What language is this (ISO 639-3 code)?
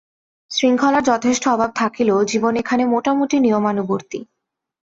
ben